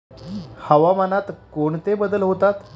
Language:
Marathi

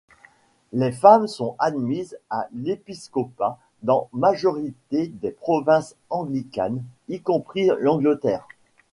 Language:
French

